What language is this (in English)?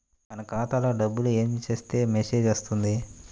Telugu